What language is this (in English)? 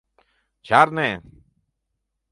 Mari